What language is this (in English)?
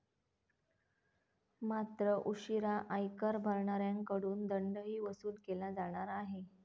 Marathi